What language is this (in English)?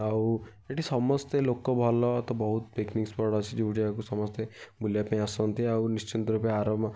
Odia